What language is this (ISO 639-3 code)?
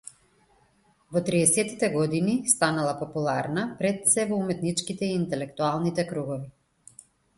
mkd